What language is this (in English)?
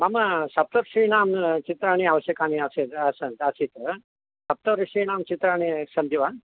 Sanskrit